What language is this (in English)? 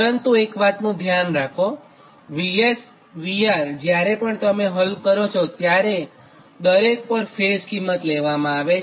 Gujarati